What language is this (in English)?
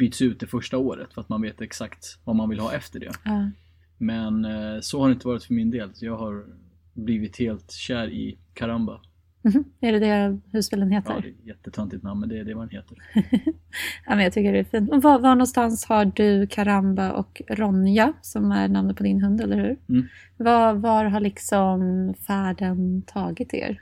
Swedish